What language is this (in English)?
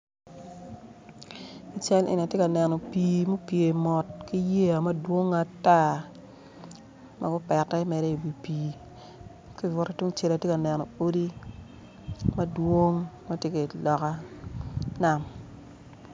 Acoli